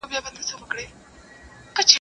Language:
Pashto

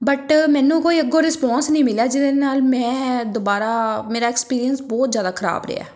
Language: Punjabi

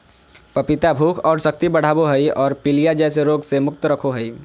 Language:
Magahi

